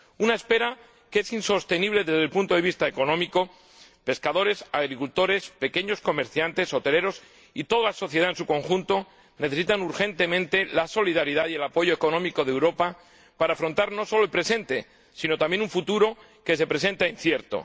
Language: Spanish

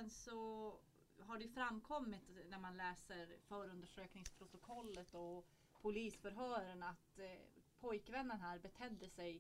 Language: Swedish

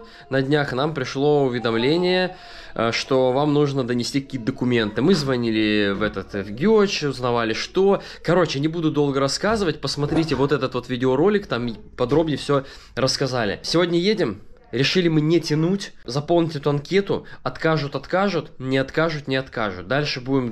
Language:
Russian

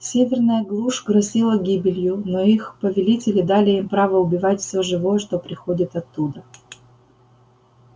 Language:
Russian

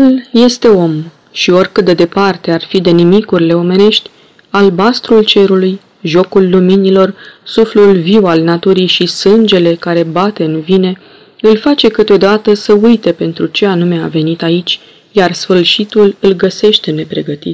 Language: Romanian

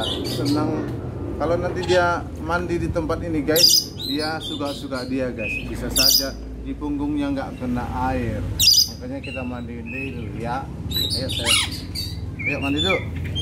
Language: Indonesian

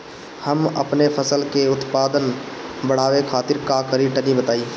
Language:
Bhojpuri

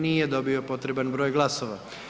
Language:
Croatian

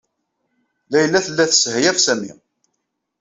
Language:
Kabyle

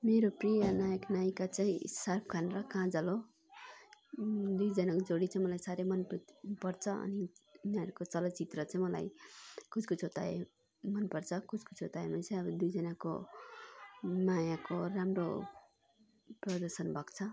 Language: Nepali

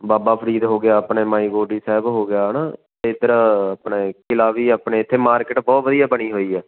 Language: Punjabi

